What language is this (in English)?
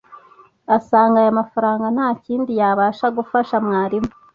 Kinyarwanda